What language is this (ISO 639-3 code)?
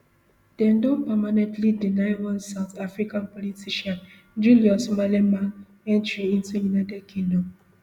pcm